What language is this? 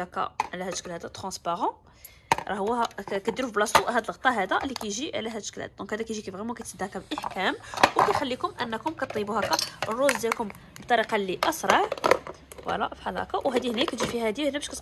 Arabic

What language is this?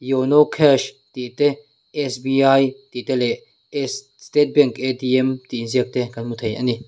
Mizo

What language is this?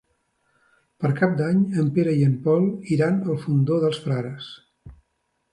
Catalan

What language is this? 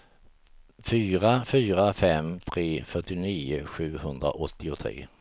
Swedish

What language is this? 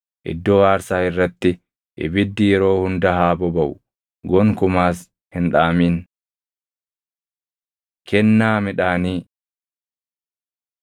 Oromo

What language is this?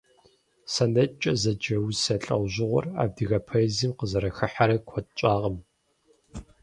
Kabardian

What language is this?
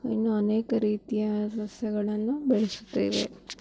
Kannada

